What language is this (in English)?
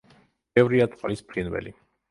Georgian